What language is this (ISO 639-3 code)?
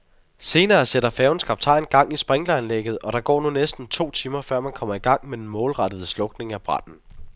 dan